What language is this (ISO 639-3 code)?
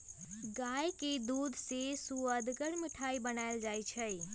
mag